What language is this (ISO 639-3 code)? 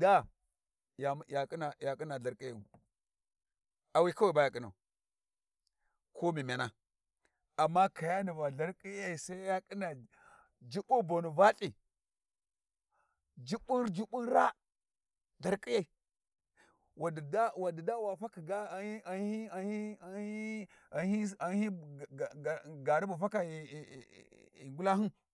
wji